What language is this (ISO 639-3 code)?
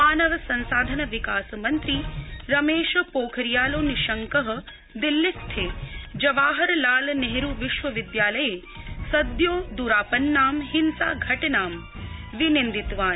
san